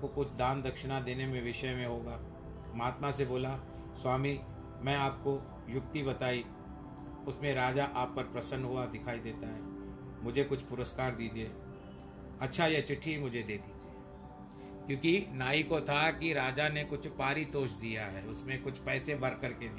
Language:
Hindi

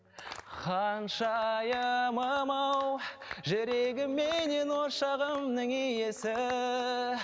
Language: Kazakh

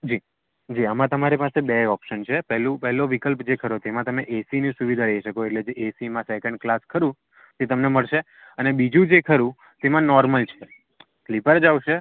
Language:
Gujarati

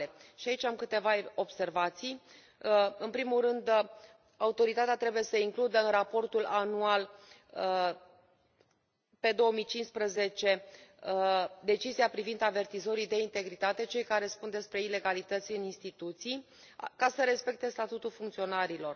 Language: Romanian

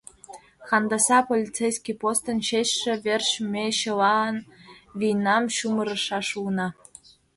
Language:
Mari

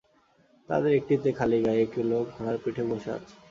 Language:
Bangla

